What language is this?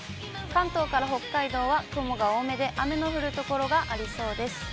Japanese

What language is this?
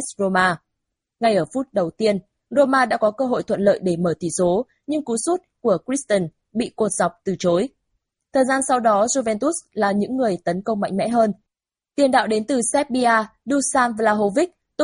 Vietnamese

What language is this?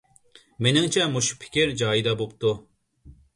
Uyghur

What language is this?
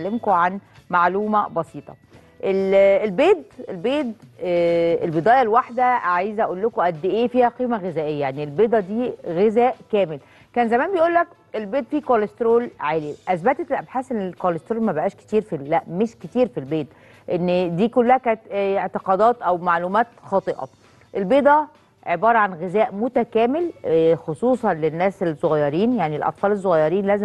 Arabic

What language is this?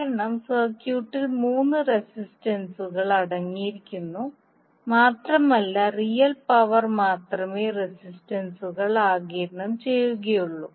Malayalam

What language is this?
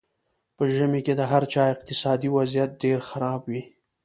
Pashto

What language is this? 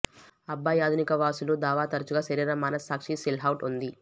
Telugu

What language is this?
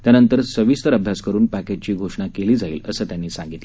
Marathi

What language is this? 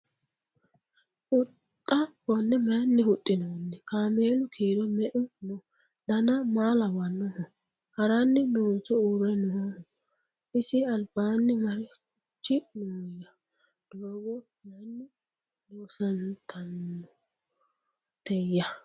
Sidamo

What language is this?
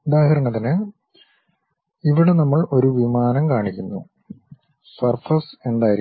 Malayalam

